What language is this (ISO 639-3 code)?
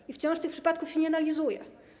pol